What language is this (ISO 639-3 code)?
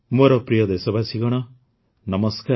ori